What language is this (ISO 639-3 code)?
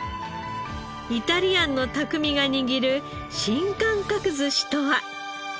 jpn